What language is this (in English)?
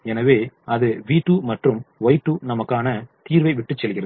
Tamil